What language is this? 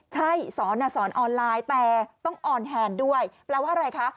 Thai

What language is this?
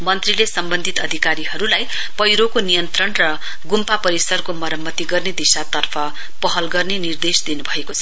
Nepali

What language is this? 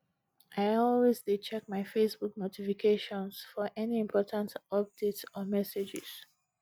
Nigerian Pidgin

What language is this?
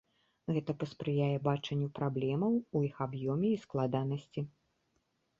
Belarusian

